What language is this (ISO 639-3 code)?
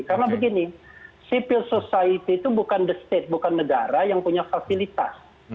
ind